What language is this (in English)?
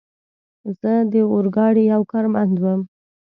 Pashto